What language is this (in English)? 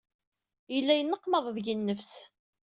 Kabyle